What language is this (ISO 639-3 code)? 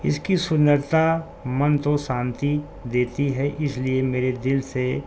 urd